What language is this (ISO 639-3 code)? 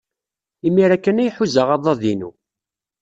kab